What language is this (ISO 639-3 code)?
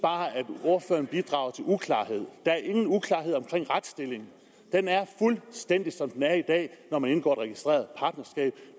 dan